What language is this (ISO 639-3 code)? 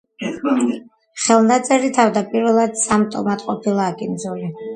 kat